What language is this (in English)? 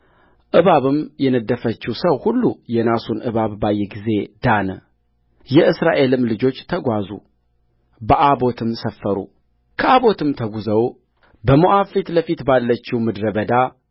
Amharic